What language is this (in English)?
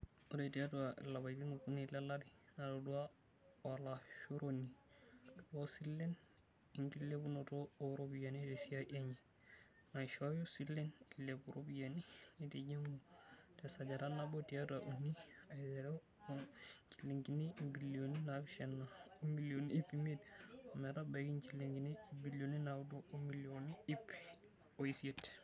Masai